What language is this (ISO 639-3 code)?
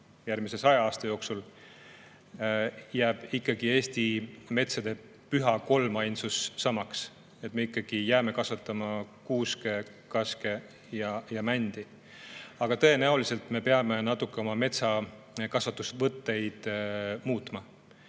est